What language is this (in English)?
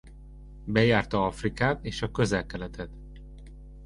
Hungarian